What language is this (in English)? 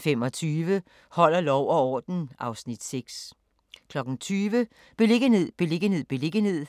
Danish